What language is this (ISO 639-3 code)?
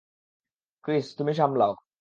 ben